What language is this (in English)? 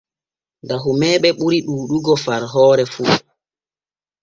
Borgu Fulfulde